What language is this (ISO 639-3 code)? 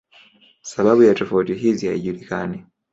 swa